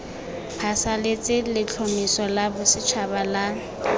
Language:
Tswana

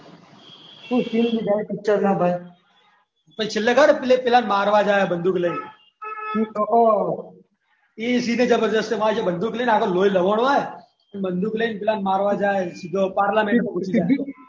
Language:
Gujarati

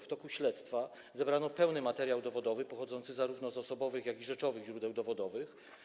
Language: Polish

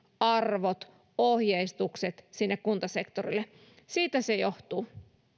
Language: Finnish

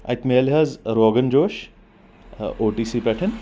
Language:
Kashmiri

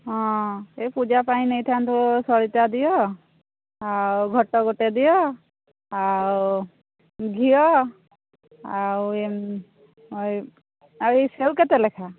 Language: Odia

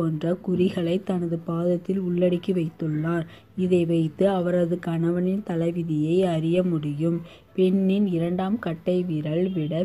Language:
Tamil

